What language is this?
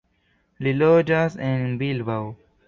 Esperanto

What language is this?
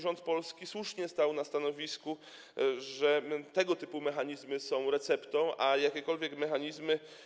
Polish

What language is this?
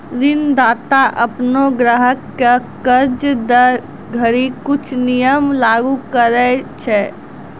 Maithili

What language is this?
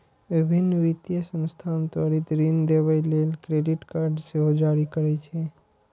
Maithili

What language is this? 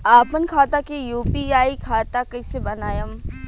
Bhojpuri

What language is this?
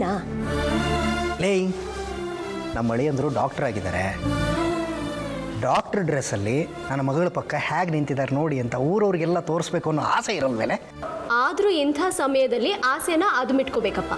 Kannada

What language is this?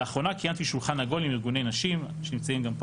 Hebrew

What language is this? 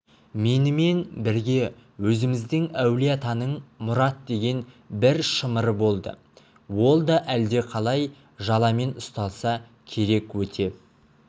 Kazakh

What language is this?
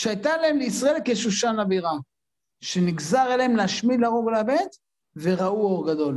Hebrew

